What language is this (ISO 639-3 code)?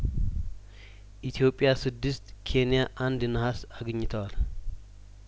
amh